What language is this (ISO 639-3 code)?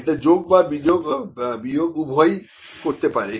ben